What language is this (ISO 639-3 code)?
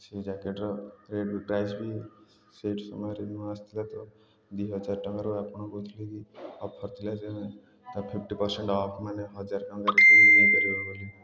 ori